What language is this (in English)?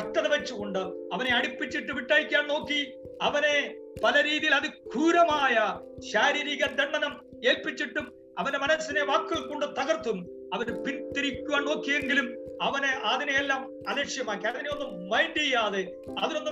Malayalam